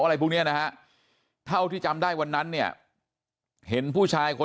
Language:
Thai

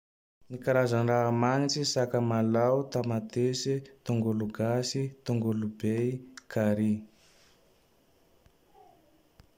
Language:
Tandroy-Mahafaly Malagasy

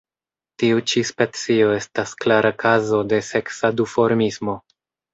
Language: Esperanto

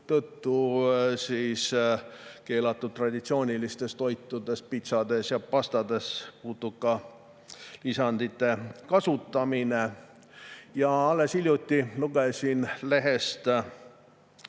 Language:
Estonian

